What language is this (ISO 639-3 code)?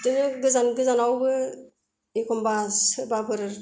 brx